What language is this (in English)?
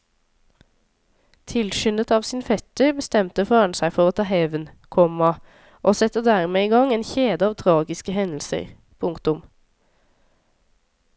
Norwegian